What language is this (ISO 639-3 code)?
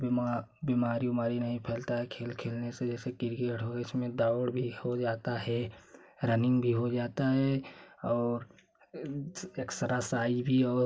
hin